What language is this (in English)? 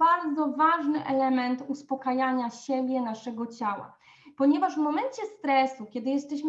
Polish